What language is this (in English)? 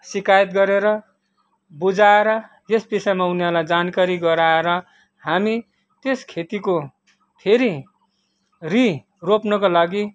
Nepali